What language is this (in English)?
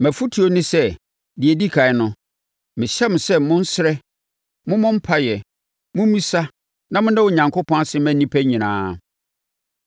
Akan